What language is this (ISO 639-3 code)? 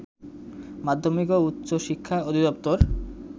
ben